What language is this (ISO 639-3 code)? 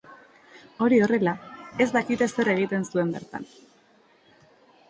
eus